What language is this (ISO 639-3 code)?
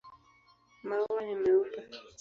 swa